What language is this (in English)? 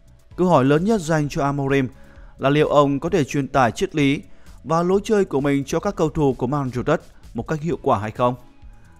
Vietnamese